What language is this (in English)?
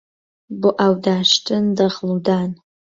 Central Kurdish